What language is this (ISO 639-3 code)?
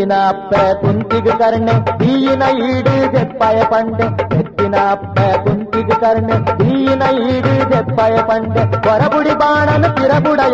kan